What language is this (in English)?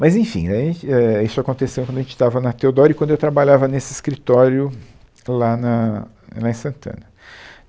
Portuguese